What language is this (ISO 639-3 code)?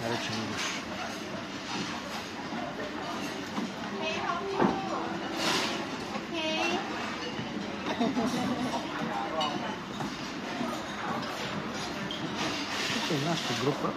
bul